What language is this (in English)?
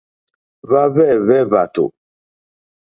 Mokpwe